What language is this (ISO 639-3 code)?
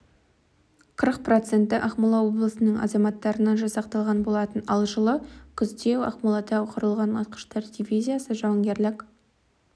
kaz